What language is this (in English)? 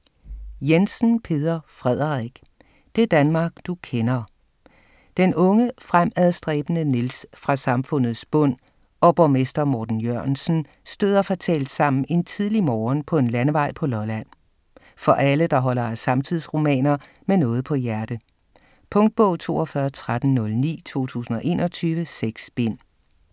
Danish